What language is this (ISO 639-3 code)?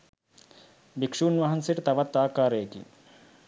sin